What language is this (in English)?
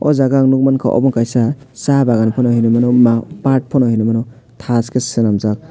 Kok Borok